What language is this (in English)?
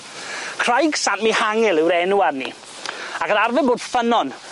Welsh